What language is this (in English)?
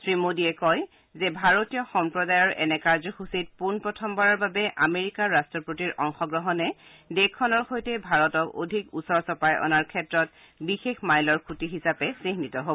Assamese